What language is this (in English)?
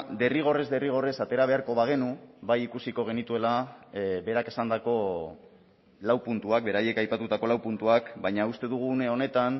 Basque